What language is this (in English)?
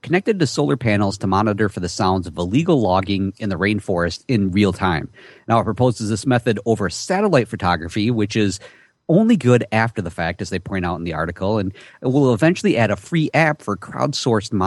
English